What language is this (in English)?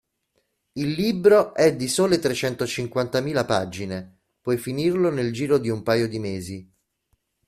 Italian